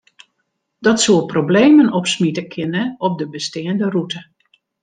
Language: Western Frisian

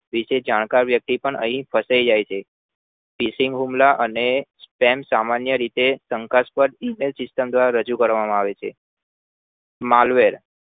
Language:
Gujarati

